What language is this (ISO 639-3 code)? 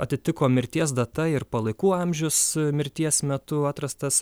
lit